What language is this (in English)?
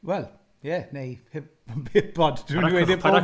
Welsh